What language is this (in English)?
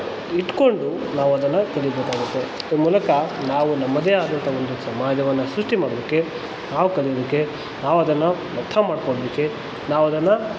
Kannada